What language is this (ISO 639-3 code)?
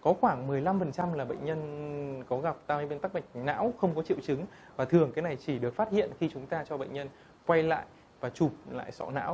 vie